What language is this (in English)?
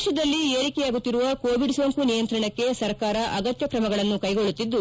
Kannada